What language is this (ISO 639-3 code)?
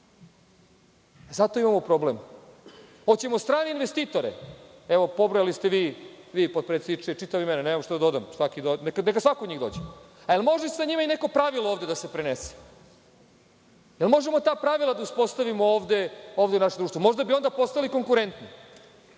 srp